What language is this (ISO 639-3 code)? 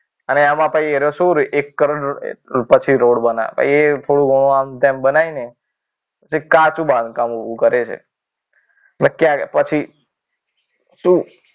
guj